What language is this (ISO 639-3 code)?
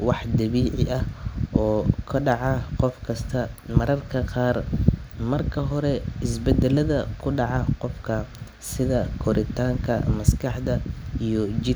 som